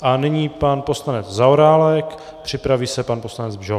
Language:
Czech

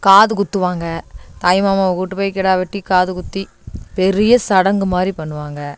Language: Tamil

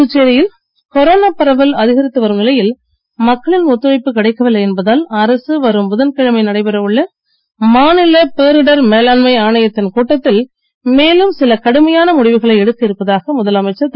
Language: Tamil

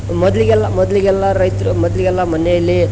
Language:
Kannada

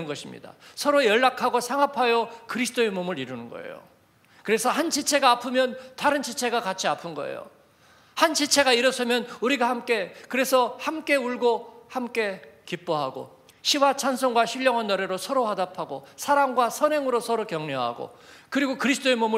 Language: Korean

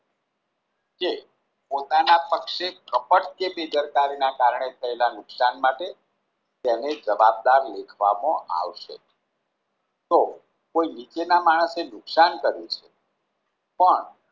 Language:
Gujarati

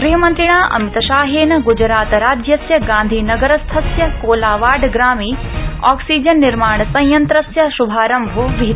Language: Sanskrit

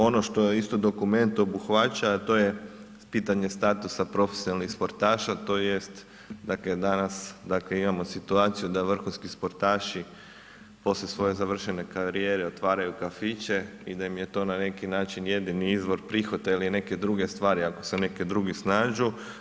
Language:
Croatian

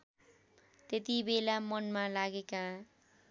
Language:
Nepali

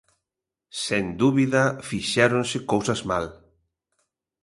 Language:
Galician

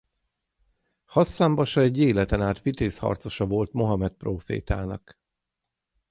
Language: Hungarian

